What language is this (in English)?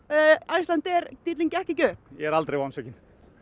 Icelandic